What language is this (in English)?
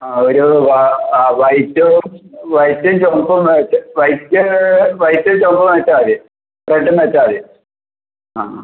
Malayalam